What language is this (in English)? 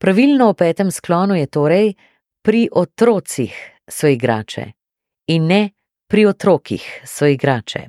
German